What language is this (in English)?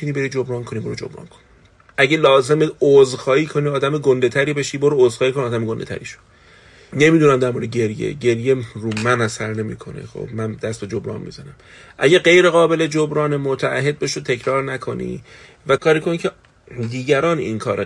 Persian